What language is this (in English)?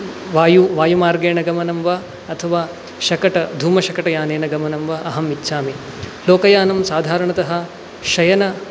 Sanskrit